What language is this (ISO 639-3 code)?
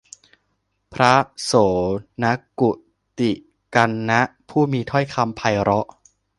tha